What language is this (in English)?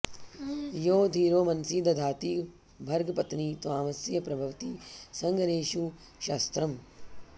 Sanskrit